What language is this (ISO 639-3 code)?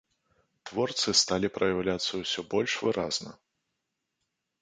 bel